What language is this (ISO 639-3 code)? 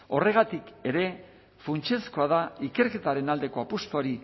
eus